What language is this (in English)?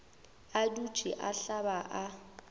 Northern Sotho